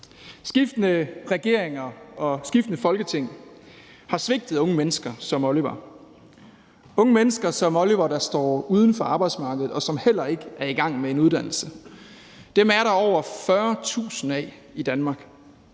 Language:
Danish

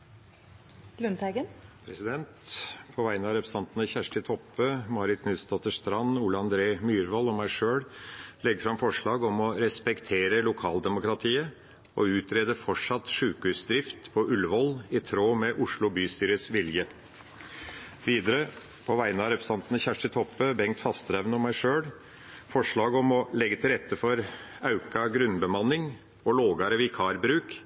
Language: Norwegian Nynorsk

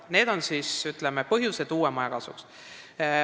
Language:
Estonian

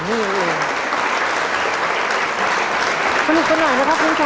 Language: Thai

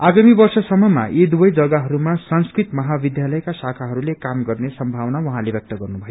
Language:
Nepali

